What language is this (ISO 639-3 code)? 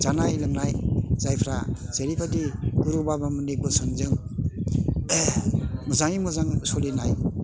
brx